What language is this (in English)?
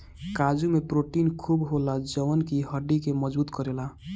Bhojpuri